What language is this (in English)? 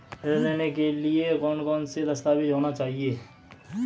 Hindi